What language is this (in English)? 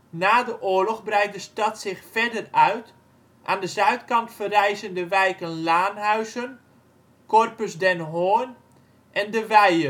Dutch